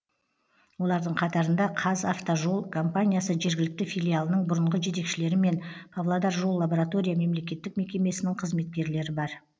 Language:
Kazakh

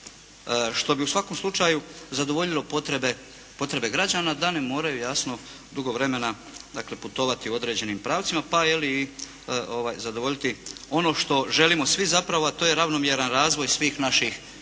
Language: Croatian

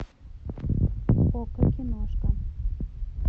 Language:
Russian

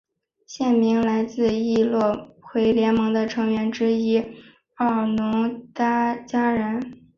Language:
Chinese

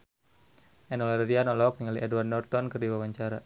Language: Sundanese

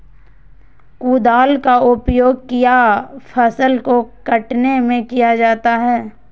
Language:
Magahi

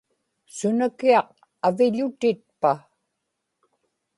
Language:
Inupiaq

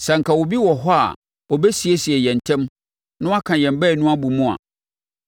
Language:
Akan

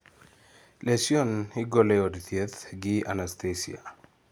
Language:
Luo (Kenya and Tanzania)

